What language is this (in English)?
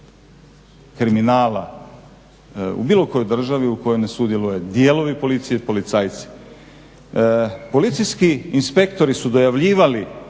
Croatian